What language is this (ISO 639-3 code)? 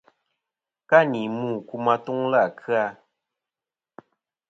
bkm